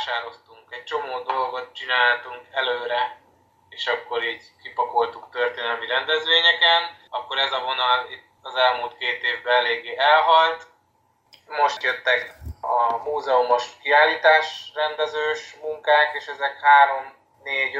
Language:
Hungarian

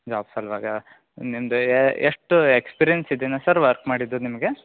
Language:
Kannada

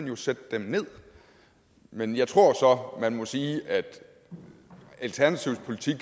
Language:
Danish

